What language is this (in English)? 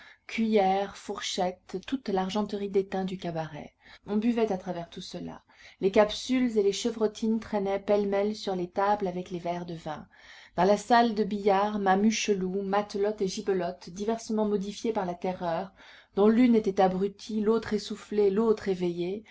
French